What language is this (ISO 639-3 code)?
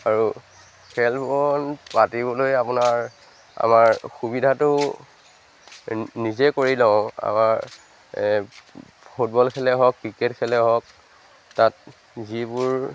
asm